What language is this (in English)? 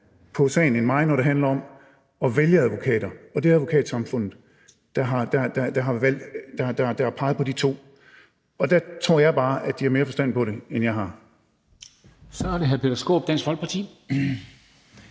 Danish